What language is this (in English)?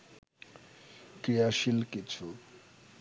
Bangla